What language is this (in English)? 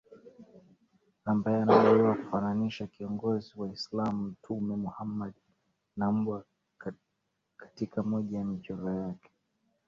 Swahili